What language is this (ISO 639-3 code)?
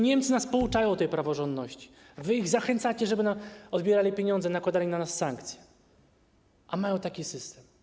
pol